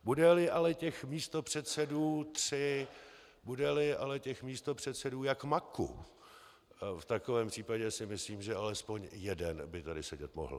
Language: Czech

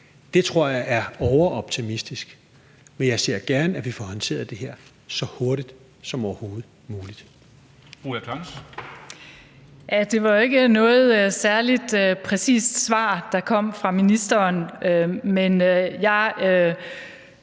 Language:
Danish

